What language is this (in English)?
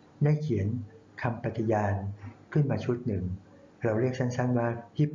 Thai